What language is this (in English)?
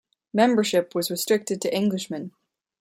English